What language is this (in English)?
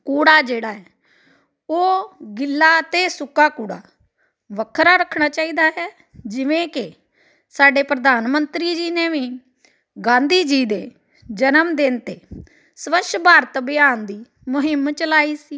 Punjabi